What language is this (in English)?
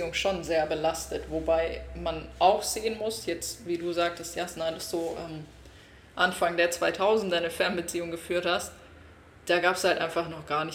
German